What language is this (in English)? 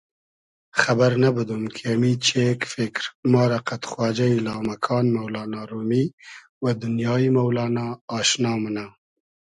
Hazaragi